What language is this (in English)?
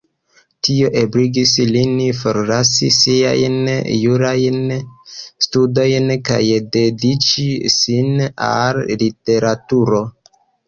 Esperanto